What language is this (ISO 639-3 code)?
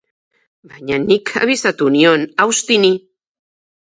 eus